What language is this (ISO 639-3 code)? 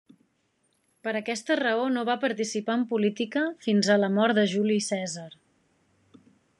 cat